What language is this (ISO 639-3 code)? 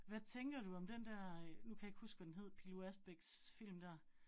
dan